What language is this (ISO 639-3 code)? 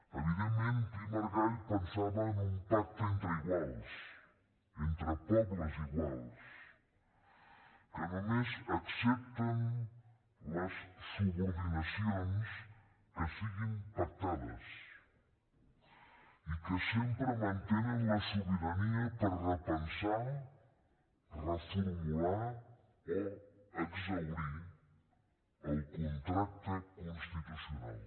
cat